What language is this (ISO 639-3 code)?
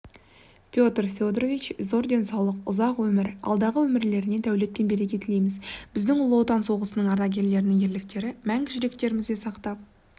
kaz